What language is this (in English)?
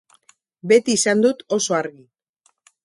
Basque